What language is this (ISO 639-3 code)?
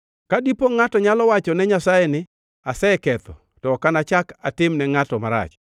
luo